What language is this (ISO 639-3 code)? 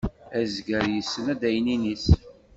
kab